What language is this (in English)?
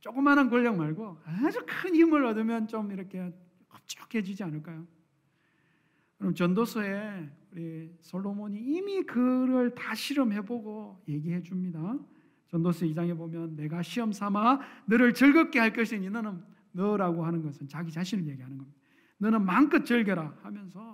Korean